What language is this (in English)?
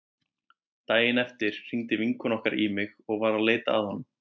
Icelandic